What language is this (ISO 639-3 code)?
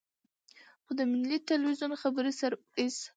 pus